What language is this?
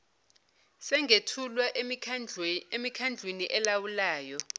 Zulu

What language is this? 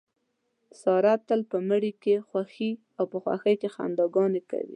Pashto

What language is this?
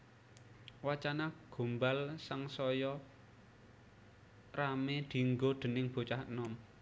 Javanese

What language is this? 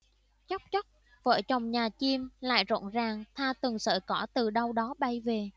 Vietnamese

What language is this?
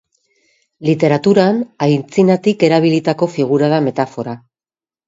Basque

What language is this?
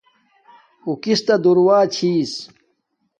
Domaaki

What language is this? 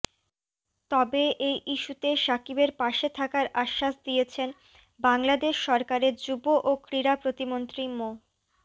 Bangla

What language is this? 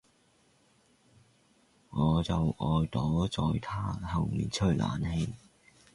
Cantonese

